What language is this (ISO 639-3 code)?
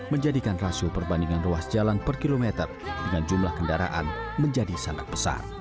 ind